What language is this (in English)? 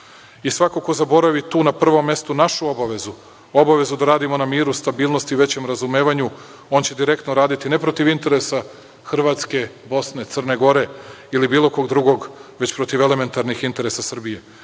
Serbian